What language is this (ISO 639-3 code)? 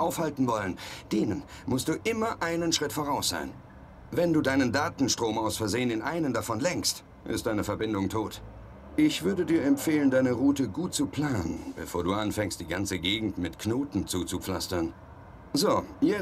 deu